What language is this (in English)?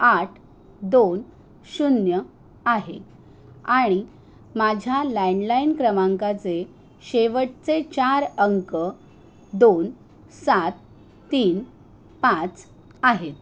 Marathi